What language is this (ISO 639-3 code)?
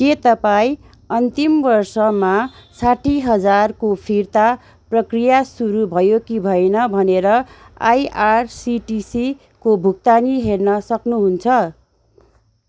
nep